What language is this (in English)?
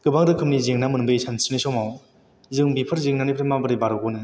Bodo